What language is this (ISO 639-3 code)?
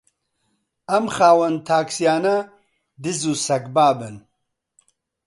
ckb